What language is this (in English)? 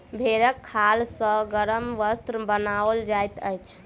Maithili